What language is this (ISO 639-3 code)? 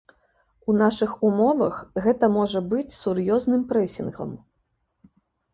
bel